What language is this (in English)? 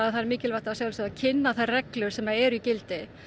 Icelandic